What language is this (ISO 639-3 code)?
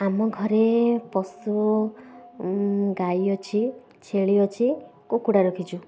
ori